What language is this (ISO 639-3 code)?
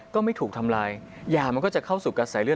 tha